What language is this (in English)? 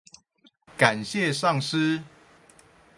Chinese